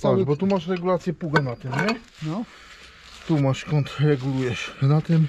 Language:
Polish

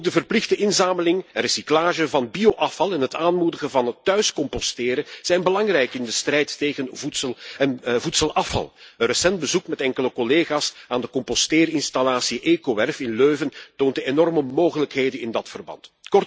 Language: Dutch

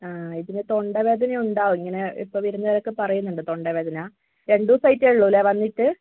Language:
Malayalam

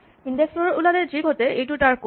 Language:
Assamese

